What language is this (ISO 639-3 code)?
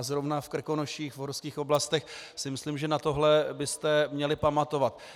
ces